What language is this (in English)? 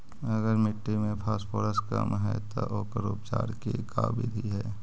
Magahi